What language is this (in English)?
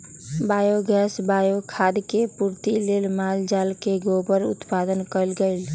Magahi